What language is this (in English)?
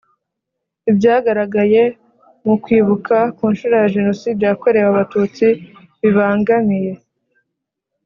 Kinyarwanda